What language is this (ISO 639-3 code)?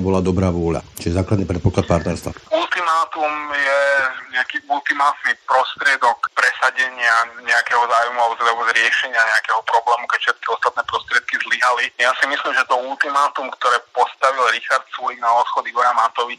slk